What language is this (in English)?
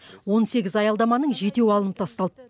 Kazakh